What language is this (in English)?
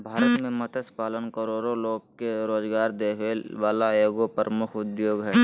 Magahi